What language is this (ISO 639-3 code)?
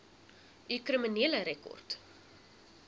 afr